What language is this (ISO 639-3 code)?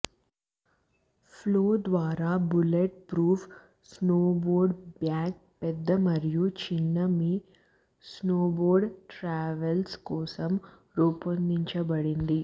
tel